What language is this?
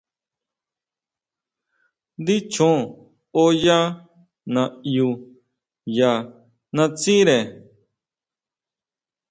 Huautla Mazatec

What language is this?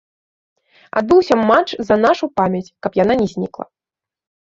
Belarusian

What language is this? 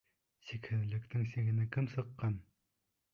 Bashkir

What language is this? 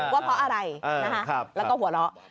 Thai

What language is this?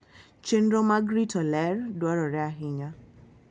Luo (Kenya and Tanzania)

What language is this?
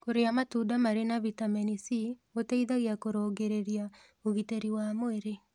Kikuyu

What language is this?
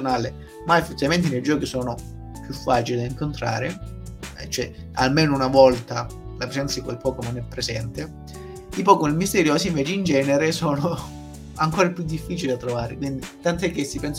Italian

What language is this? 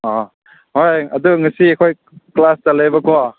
Manipuri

